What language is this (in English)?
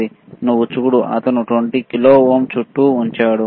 Telugu